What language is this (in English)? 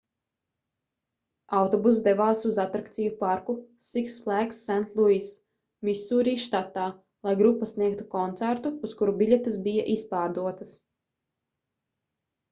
Latvian